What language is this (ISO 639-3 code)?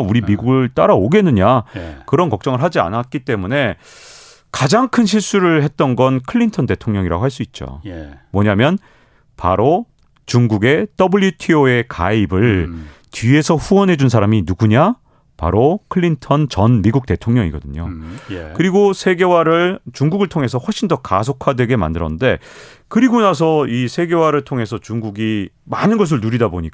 kor